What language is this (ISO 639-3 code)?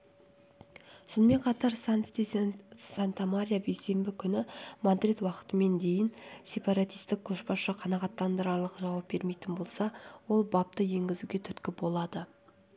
kaz